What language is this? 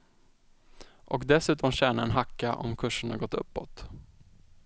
Swedish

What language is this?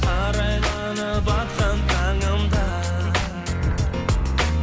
Kazakh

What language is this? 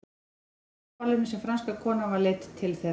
Icelandic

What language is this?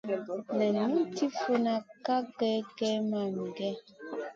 Masana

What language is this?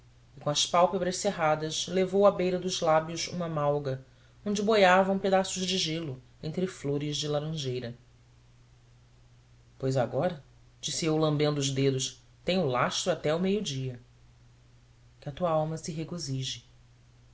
Portuguese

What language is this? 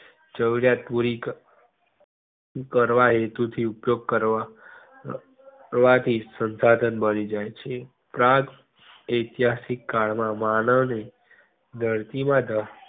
Gujarati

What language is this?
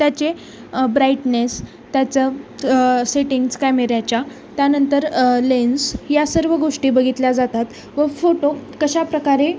Marathi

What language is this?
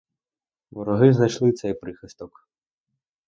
Ukrainian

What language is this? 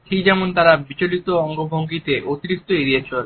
Bangla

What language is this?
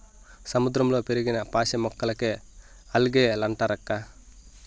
Telugu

